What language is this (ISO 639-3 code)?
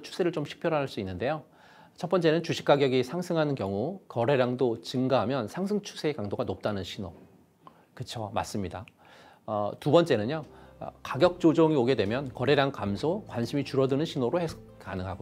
kor